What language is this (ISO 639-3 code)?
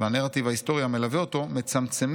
heb